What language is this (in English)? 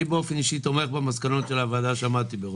Hebrew